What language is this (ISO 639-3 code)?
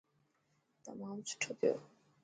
mki